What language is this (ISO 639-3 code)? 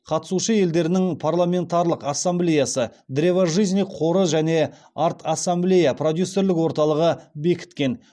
kaz